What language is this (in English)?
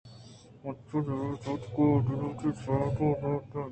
Eastern Balochi